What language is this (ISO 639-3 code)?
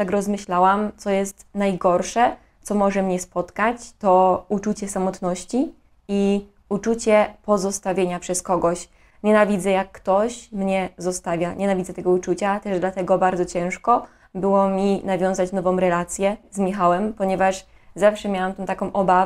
pol